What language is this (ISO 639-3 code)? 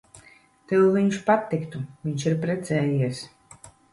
lav